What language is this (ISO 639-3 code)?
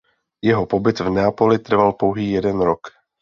ces